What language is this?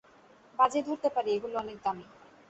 Bangla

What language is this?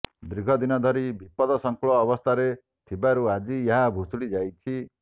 Odia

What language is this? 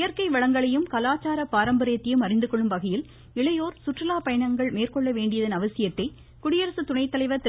Tamil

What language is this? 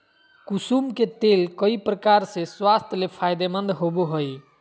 Magahi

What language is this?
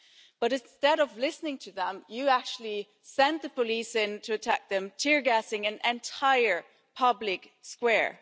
English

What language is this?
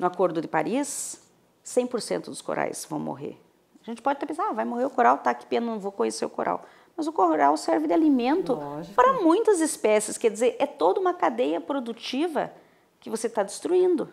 Portuguese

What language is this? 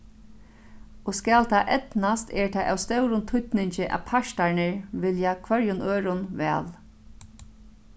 Faroese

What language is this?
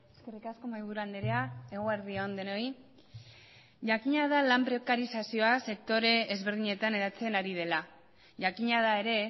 Basque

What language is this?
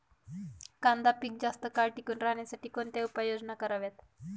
Marathi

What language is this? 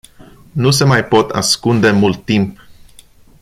Romanian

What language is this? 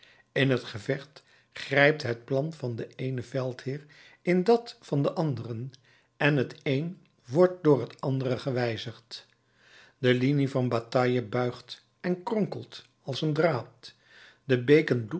Dutch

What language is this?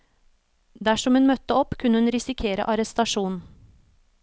Norwegian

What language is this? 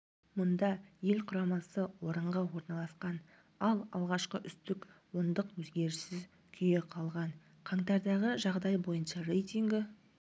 Kazakh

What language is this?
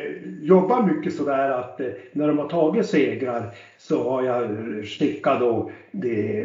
Swedish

